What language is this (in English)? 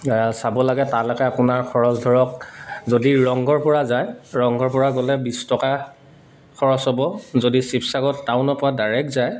Assamese